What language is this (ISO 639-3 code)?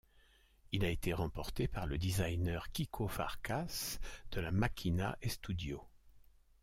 fra